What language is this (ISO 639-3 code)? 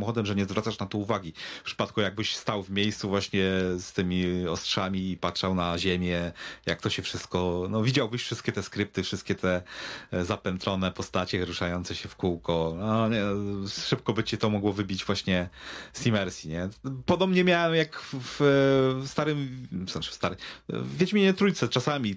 pol